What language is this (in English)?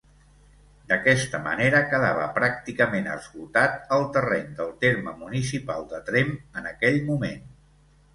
Catalan